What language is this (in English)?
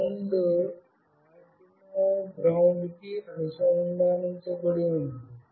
Telugu